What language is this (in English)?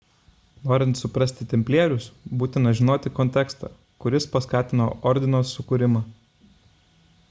Lithuanian